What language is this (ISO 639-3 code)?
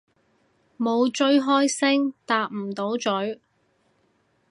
yue